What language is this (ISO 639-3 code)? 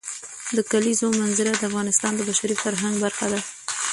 pus